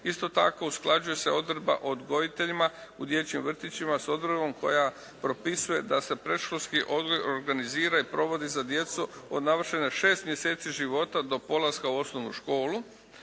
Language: Croatian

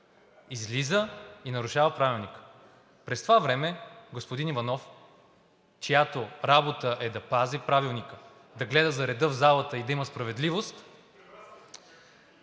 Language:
Bulgarian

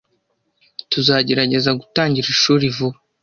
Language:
Kinyarwanda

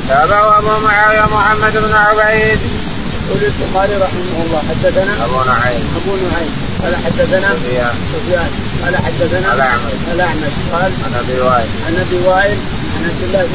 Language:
Arabic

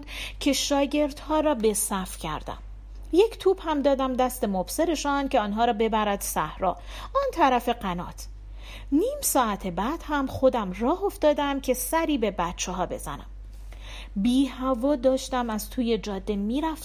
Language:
Persian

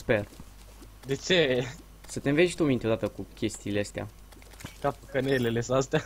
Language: Romanian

